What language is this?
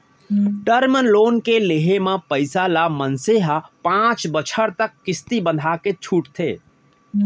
Chhattisgarhi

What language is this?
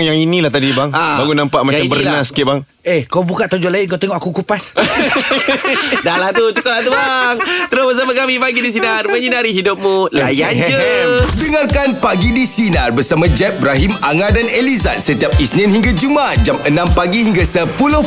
Malay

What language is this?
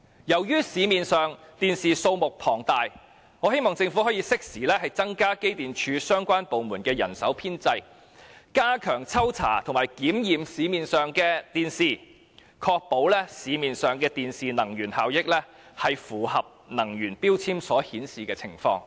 Cantonese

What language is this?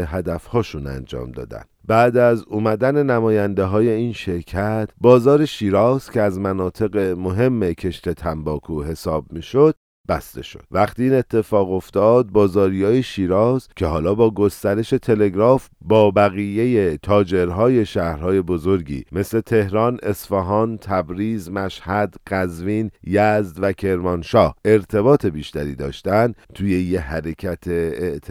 Persian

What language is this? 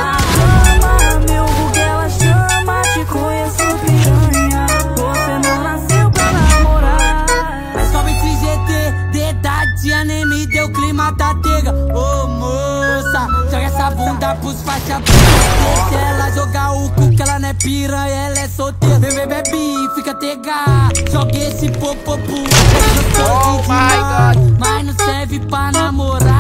Romanian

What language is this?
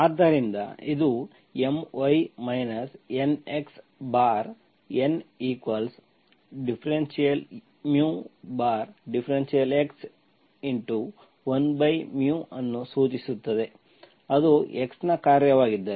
Kannada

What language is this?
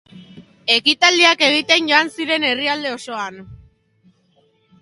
Basque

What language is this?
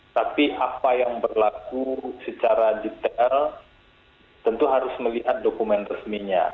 Indonesian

